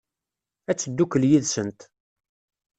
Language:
Kabyle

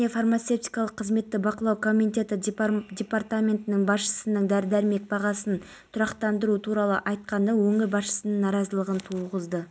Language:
Kazakh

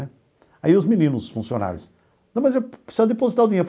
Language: Portuguese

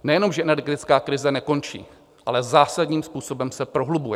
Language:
Czech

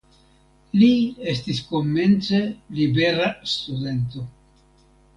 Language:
Esperanto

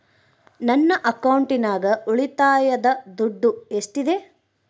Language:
Kannada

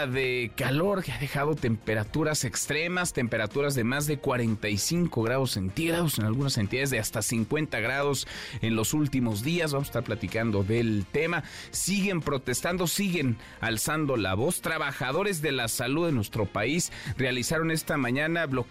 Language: Spanish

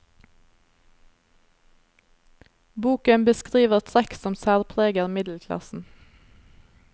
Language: Norwegian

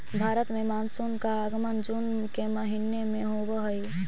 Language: Magahi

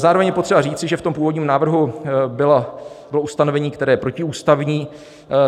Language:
Czech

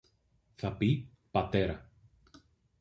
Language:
Greek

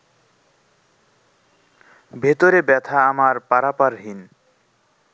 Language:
Bangla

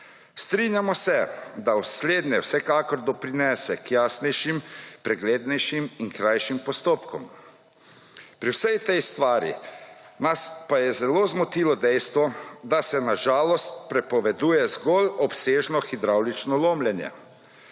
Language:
Slovenian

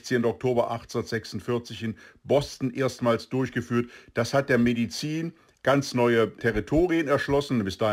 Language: German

